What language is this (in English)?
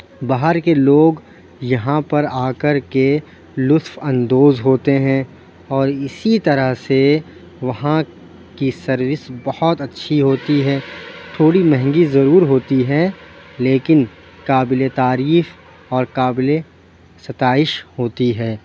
Urdu